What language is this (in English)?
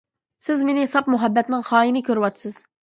Uyghur